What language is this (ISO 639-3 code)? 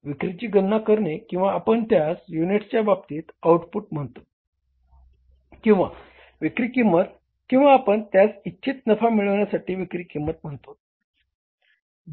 mar